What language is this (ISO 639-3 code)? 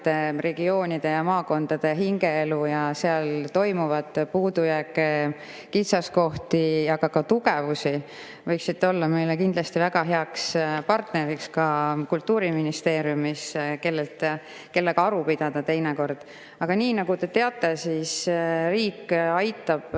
est